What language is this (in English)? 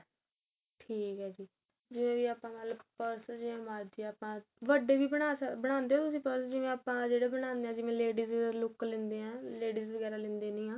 Punjabi